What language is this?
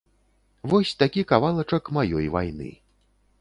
Belarusian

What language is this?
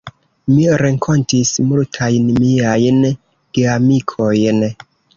Esperanto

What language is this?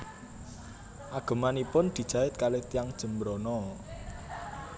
Javanese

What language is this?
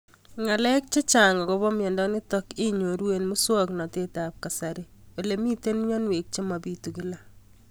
Kalenjin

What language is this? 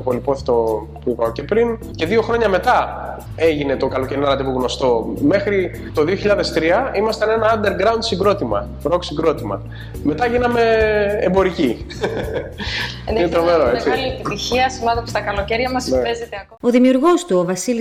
Greek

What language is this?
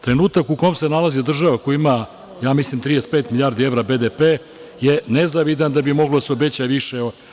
Serbian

